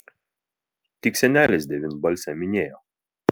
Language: Lithuanian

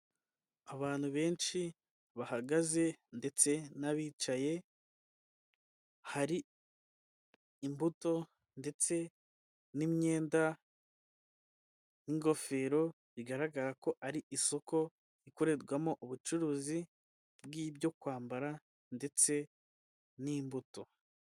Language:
Kinyarwanda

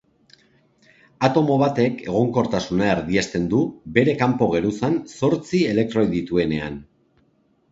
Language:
Basque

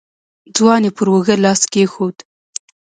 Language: Pashto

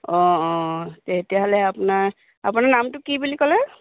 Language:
Assamese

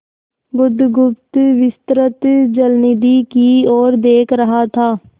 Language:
Hindi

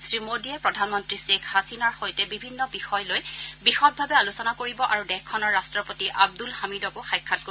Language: Assamese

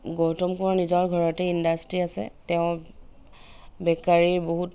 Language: Assamese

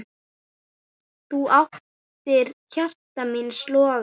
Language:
Icelandic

